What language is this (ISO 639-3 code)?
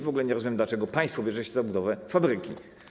pol